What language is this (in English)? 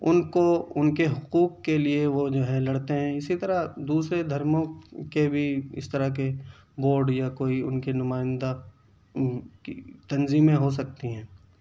Urdu